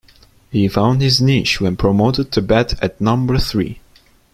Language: English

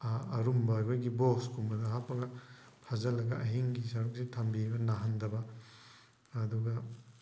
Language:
Manipuri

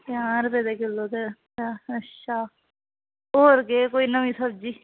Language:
Dogri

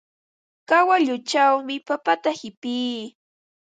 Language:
Ambo-Pasco Quechua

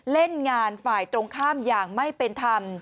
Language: Thai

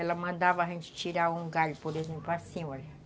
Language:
Portuguese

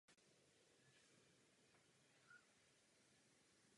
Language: Czech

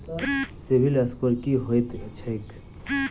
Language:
Maithili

